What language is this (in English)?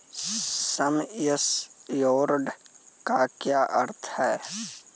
Hindi